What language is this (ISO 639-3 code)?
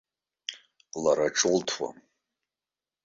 abk